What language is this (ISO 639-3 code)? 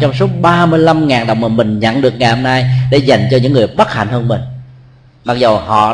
vie